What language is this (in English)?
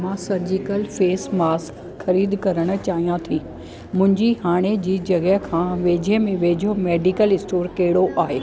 Sindhi